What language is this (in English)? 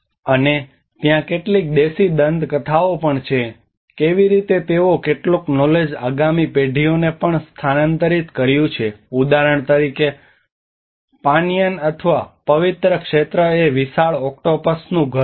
Gujarati